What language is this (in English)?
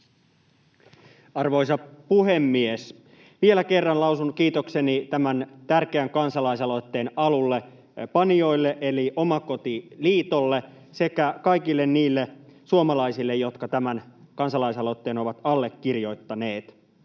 Finnish